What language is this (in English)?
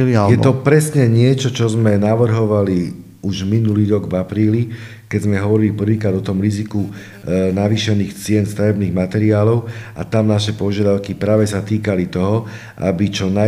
Slovak